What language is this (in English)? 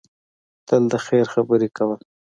Pashto